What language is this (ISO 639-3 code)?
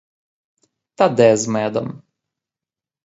ukr